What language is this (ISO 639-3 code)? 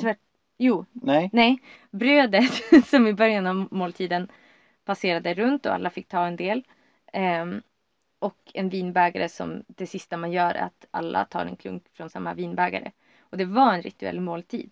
swe